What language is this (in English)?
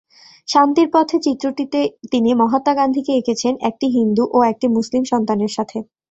Bangla